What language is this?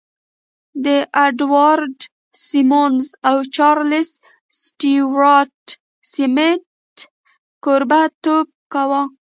Pashto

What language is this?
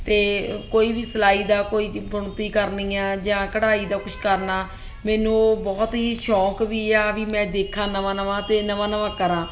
Punjabi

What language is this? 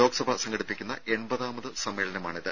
Malayalam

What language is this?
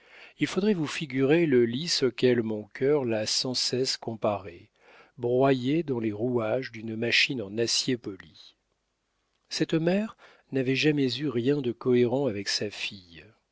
French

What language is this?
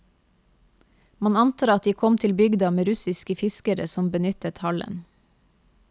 Norwegian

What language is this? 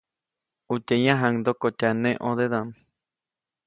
Copainalá Zoque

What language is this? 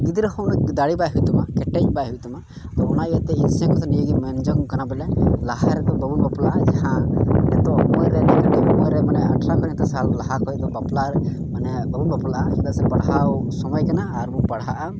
Santali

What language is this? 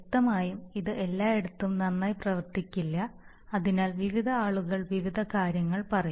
Malayalam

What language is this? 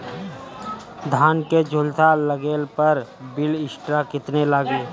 Bhojpuri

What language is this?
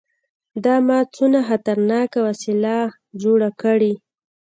Pashto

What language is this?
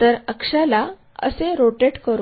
Marathi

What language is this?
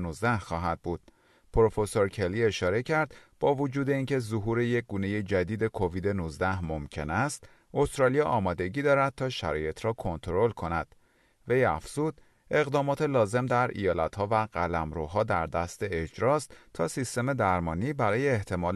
Persian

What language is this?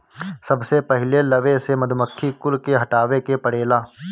Bhojpuri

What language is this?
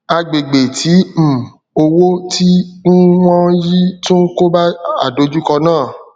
Yoruba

